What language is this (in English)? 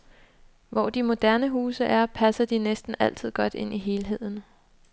Danish